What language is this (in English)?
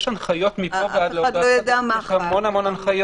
Hebrew